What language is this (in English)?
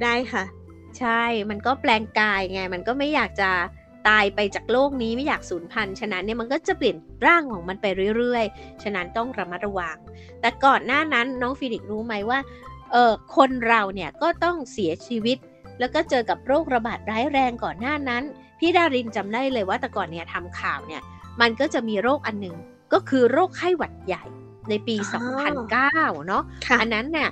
Thai